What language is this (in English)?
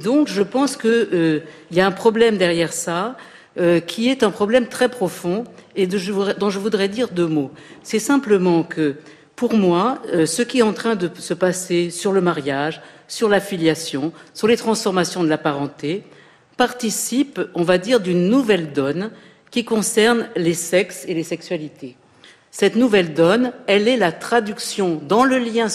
French